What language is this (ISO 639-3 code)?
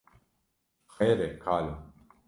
kur